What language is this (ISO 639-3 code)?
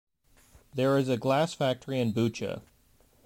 eng